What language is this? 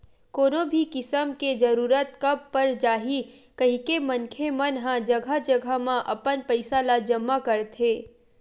Chhattisgarhi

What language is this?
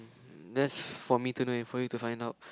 English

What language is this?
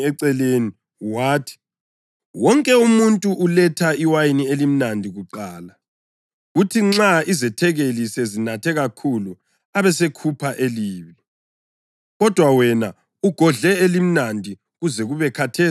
North Ndebele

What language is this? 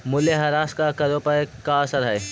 Magahi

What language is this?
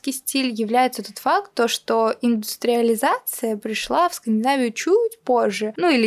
Russian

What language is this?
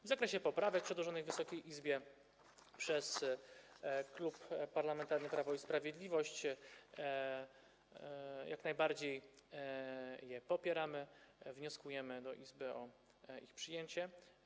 Polish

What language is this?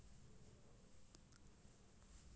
Maithili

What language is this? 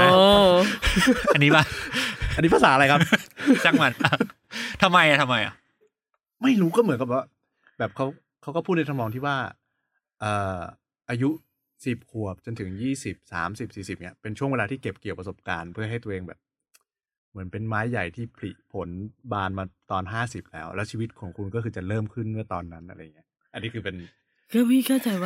Thai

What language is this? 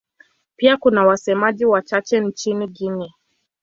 Swahili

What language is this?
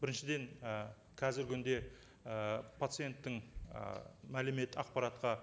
Kazakh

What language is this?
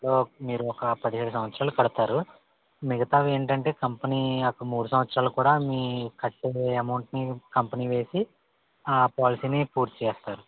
Telugu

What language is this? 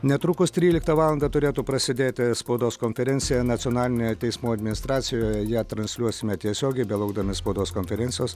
Lithuanian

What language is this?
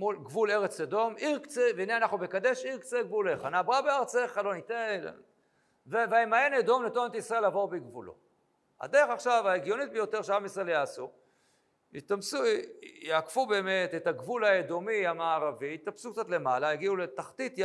Hebrew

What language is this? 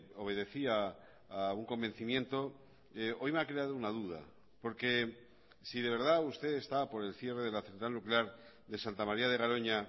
Spanish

